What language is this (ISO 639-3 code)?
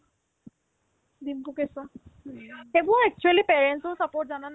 asm